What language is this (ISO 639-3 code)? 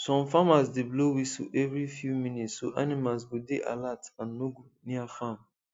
pcm